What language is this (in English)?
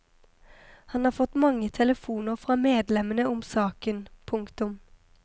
Norwegian